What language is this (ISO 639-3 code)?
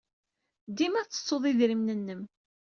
kab